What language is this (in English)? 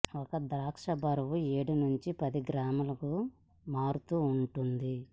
Telugu